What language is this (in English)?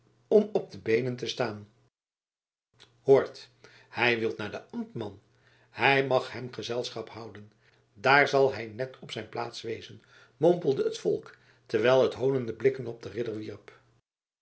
Dutch